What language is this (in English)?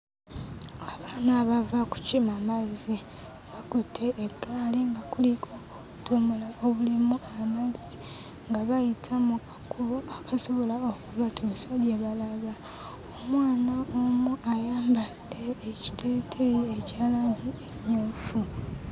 Ganda